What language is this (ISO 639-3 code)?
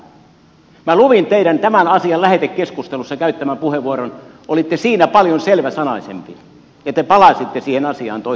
fin